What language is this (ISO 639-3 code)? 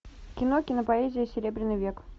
rus